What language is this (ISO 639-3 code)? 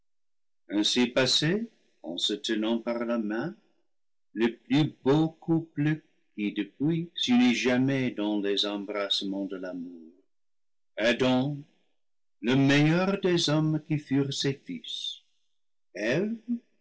fra